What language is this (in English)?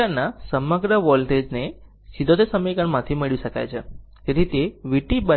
Gujarati